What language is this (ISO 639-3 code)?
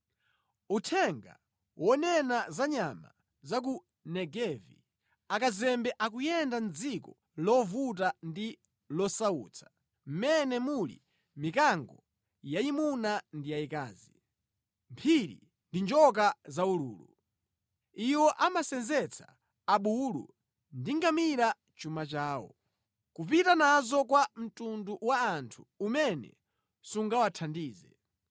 nya